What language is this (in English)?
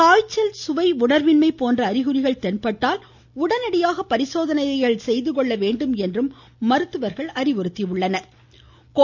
Tamil